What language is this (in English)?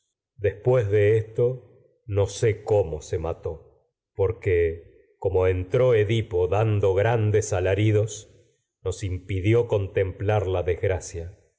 Spanish